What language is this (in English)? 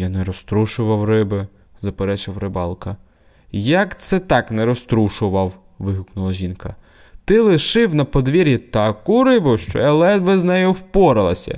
Ukrainian